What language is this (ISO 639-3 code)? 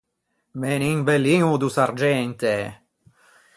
lij